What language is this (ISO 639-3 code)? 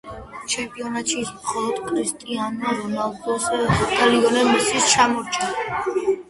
kat